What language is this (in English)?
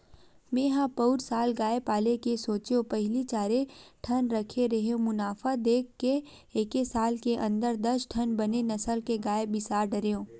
Chhattisgarhi